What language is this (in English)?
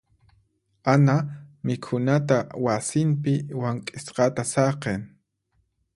Puno Quechua